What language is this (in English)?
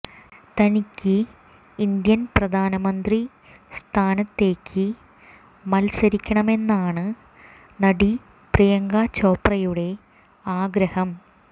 Malayalam